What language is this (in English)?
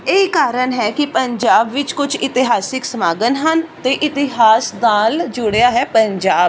Punjabi